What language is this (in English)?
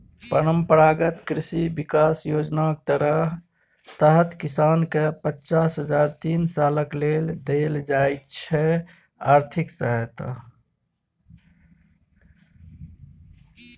Maithili